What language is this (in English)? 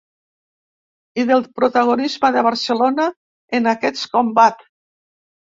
Catalan